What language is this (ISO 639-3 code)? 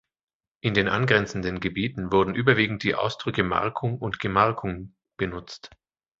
deu